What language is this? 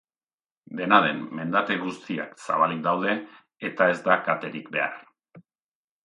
Basque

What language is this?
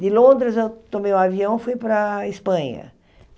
Portuguese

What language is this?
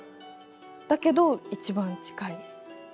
Japanese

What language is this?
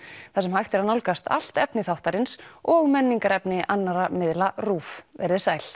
Icelandic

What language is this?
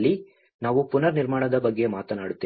Kannada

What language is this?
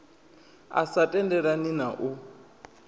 Venda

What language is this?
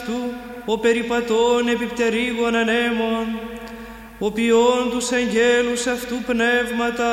Greek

